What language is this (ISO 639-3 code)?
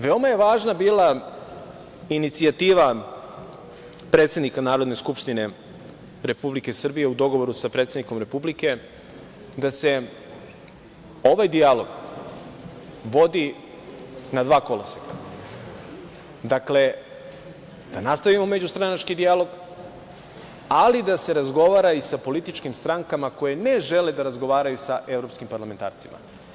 srp